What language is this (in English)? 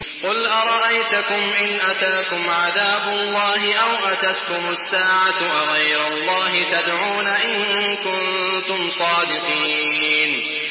Arabic